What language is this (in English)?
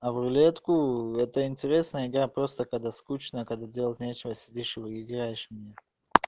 Russian